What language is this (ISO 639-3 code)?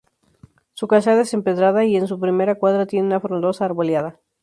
spa